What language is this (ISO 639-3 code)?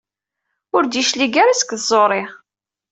kab